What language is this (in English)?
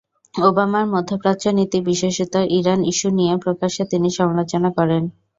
Bangla